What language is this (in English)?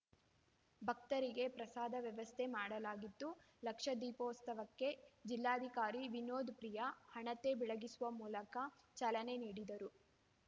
Kannada